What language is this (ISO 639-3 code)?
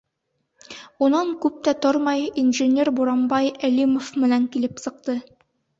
bak